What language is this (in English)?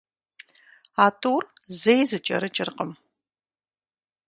Kabardian